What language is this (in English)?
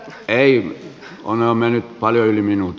Finnish